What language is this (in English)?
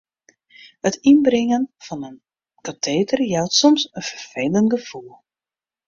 Western Frisian